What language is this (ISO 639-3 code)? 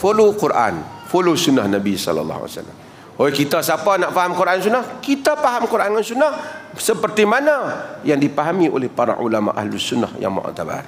msa